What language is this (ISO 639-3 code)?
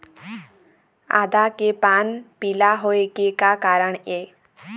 hne